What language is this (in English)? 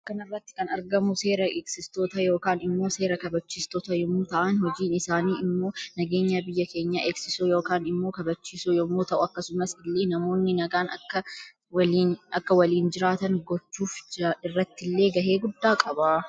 Oromo